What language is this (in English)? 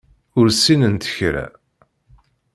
Kabyle